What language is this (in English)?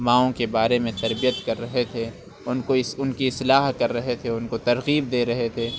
Urdu